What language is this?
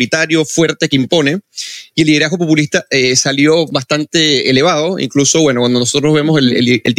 Spanish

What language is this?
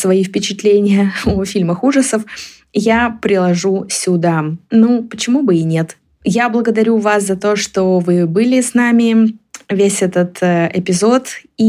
Russian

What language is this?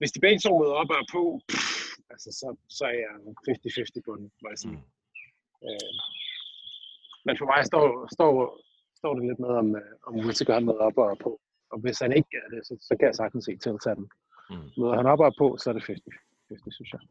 Danish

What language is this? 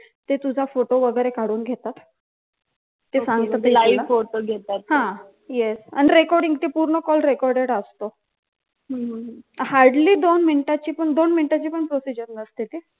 Marathi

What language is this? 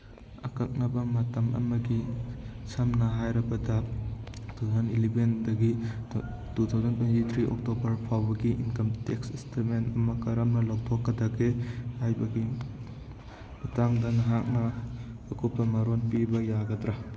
Manipuri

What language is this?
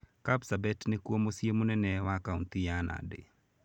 Kikuyu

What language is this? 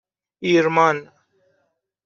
Persian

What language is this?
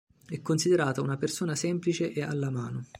Italian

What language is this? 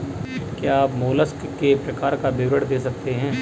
Hindi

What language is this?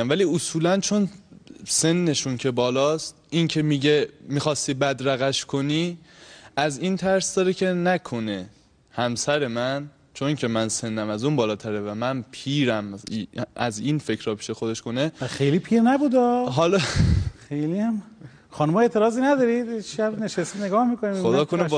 Persian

